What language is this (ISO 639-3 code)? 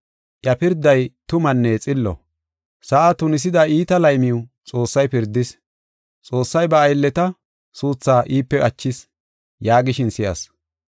gof